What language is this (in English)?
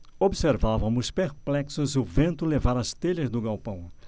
Portuguese